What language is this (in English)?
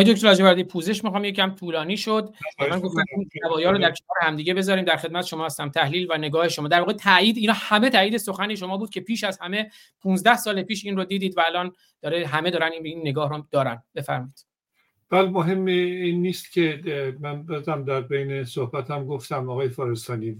Persian